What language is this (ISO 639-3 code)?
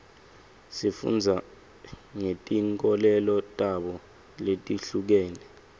ssw